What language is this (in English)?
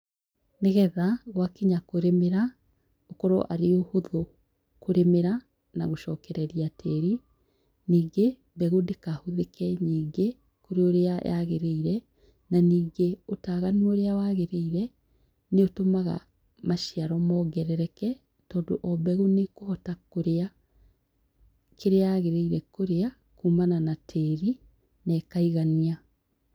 Kikuyu